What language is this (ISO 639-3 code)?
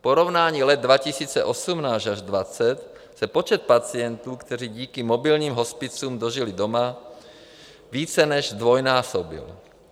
ces